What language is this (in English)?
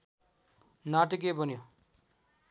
Nepali